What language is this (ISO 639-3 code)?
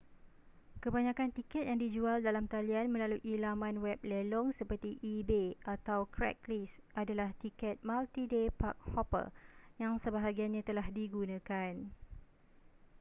msa